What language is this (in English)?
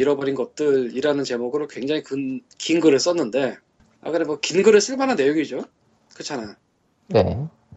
Korean